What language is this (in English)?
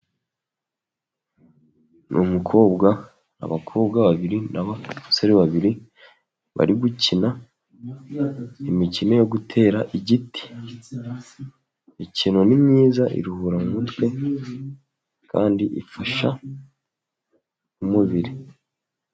Kinyarwanda